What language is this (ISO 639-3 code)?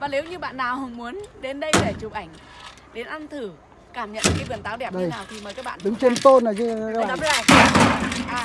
vie